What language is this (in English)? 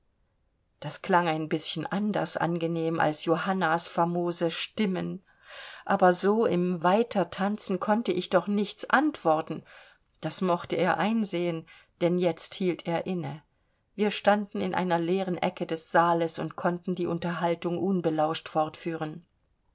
German